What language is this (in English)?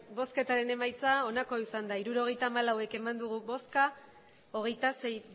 Basque